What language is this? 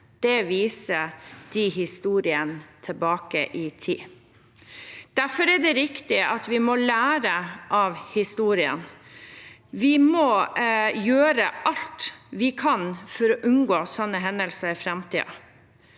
Norwegian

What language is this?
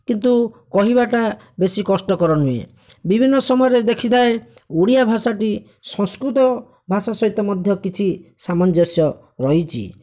Odia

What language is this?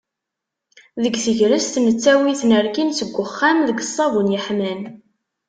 Kabyle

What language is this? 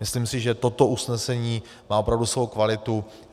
Czech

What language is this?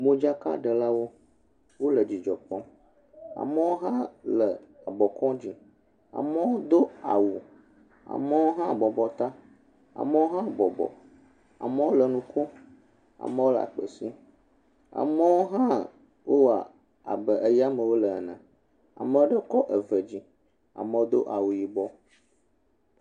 Ewe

